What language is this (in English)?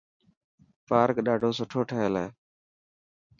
Dhatki